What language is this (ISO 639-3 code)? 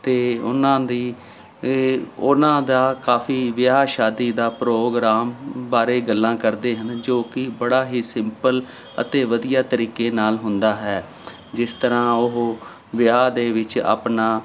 pan